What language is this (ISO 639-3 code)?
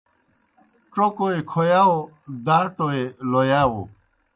plk